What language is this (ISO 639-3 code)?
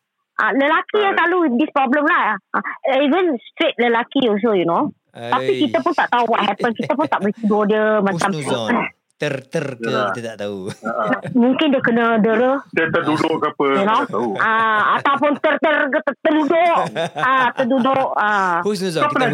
msa